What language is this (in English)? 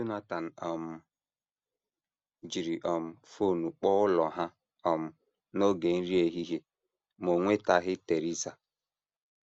Igbo